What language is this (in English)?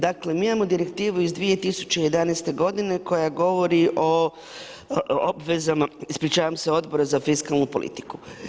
Croatian